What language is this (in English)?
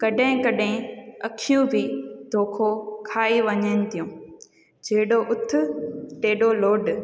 Sindhi